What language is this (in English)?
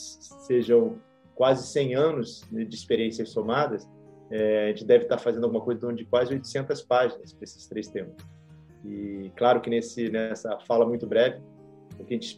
Portuguese